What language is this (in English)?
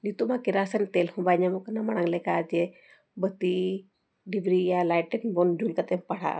Santali